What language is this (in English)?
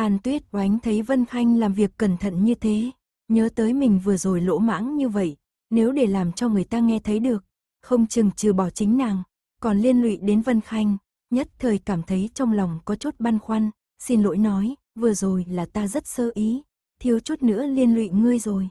Vietnamese